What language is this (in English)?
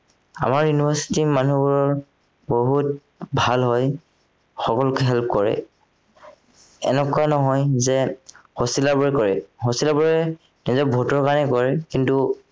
Assamese